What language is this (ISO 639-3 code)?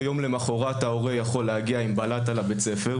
heb